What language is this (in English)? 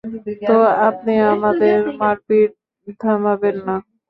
Bangla